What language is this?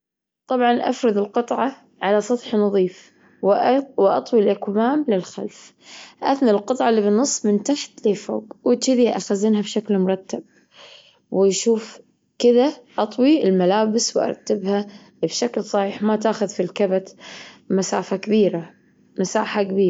Gulf Arabic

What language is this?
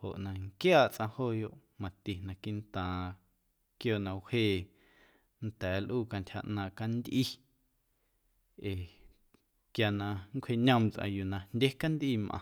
Guerrero Amuzgo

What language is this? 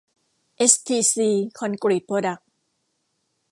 Thai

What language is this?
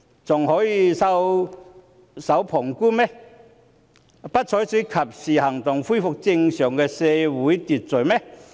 Cantonese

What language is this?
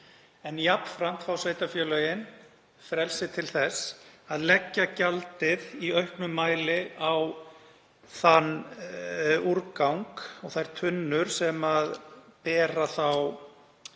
Icelandic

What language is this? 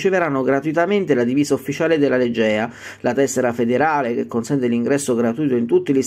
Italian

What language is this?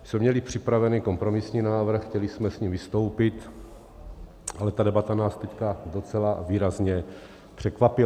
Czech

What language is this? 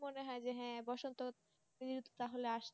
Bangla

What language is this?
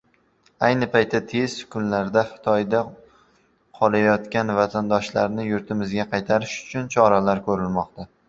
Uzbek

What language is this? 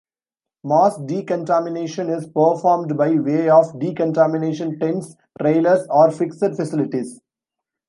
English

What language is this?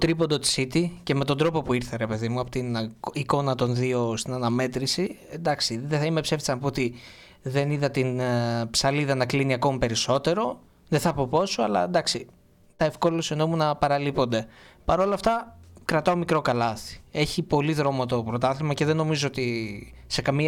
Greek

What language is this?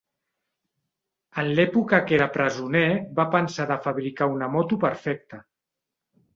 Catalan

